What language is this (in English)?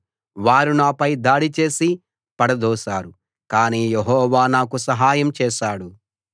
Telugu